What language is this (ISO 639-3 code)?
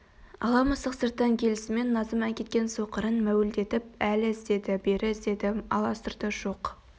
kaz